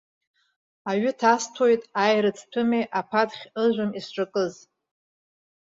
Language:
Abkhazian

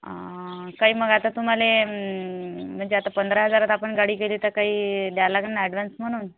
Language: Marathi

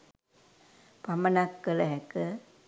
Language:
Sinhala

